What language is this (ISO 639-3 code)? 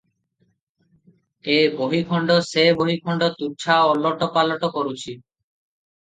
ori